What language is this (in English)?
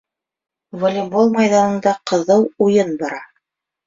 Bashkir